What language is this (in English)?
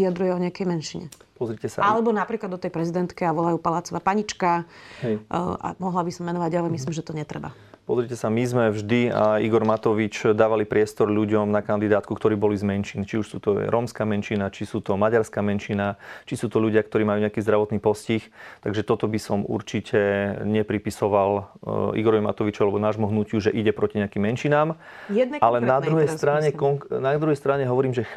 Slovak